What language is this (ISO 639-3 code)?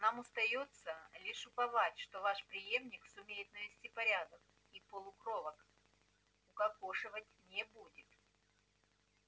rus